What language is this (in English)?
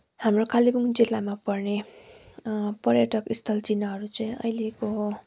Nepali